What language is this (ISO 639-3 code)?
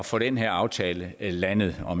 dan